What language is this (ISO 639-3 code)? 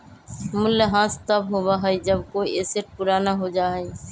mag